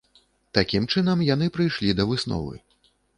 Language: Belarusian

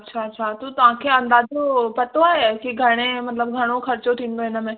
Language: Sindhi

